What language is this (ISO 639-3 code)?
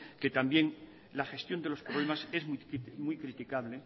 spa